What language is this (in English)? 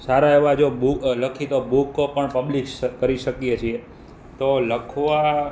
Gujarati